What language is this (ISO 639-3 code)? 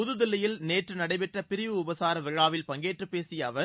tam